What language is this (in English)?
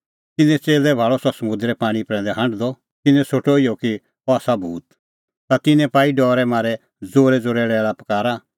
Kullu Pahari